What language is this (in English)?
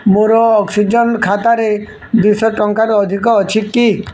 Odia